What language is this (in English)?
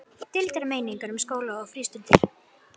Icelandic